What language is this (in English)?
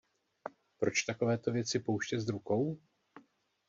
Czech